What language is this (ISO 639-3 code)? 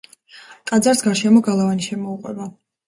kat